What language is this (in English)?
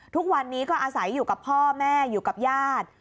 Thai